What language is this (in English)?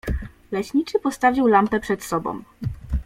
Polish